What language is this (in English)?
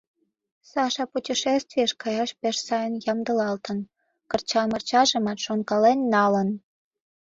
Mari